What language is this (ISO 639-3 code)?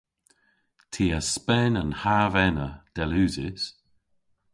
cor